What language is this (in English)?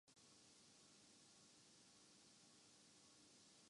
Urdu